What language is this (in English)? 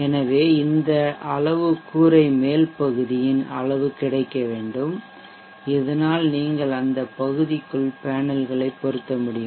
Tamil